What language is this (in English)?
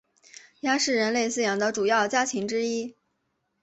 Chinese